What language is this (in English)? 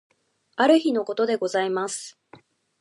Japanese